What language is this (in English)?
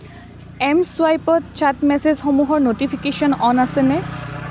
Assamese